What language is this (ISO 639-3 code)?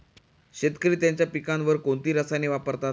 mar